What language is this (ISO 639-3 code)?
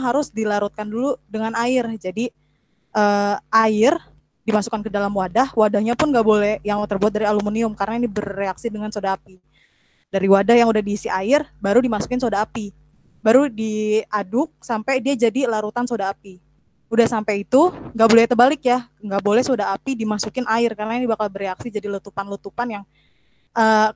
ind